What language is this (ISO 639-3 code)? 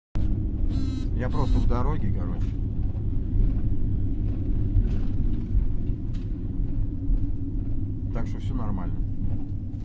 rus